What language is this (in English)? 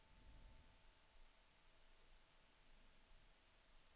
Swedish